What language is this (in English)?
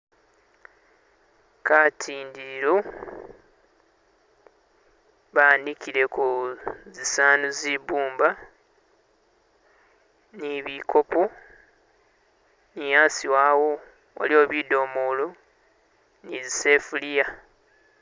Masaaba